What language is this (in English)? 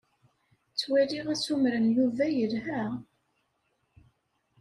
Kabyle